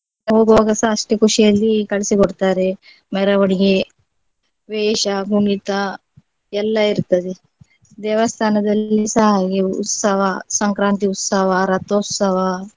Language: Kannada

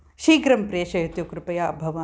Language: Sanskrit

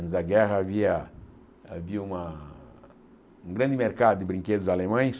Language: Portuguese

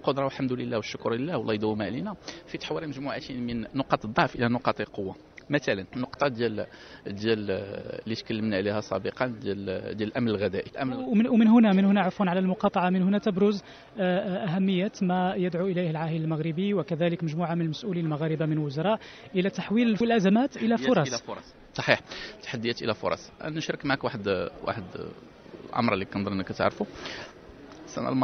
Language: Arabic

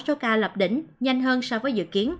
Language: Vietnamese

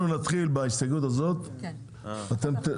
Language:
Hebrew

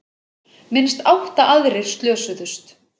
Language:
Icelandic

